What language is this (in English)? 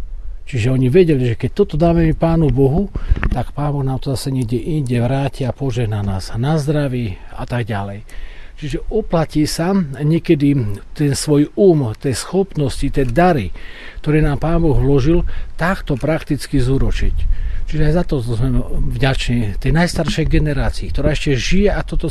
Slovak